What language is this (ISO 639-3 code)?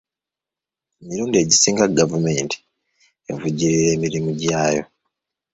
lug